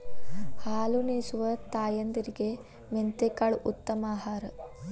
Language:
Kannada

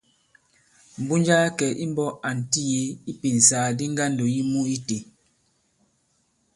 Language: Bankon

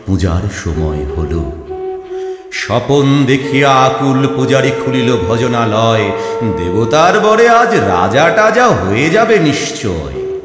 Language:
Bangla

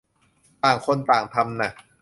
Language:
Thai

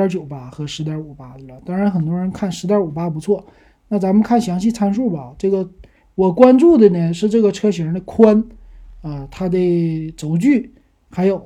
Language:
Chinese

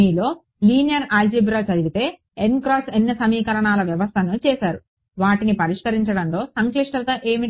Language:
Telugu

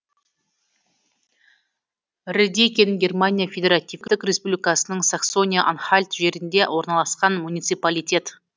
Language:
Kazakh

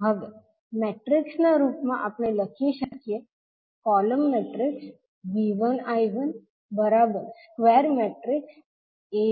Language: Gujarati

